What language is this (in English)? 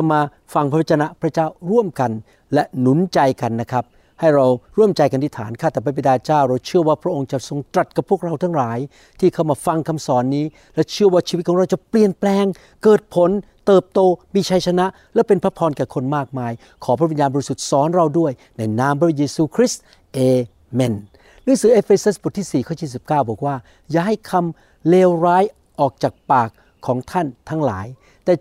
Thai